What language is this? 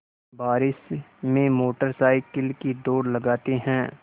Hindi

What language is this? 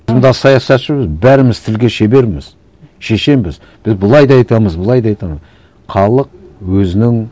Kazakh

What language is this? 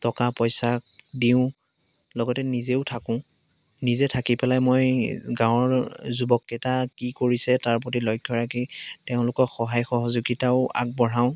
Assamese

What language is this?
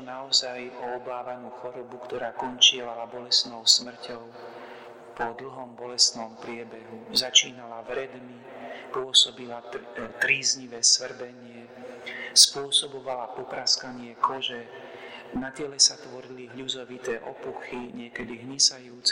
Slovak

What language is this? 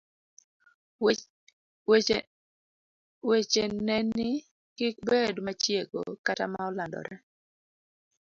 Luo (Kenya and Tanzania)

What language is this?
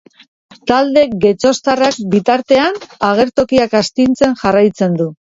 Basque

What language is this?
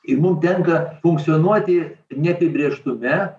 Lithuanian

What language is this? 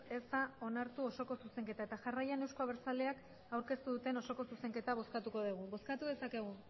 Basque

